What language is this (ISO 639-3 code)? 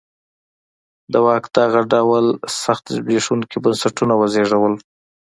pus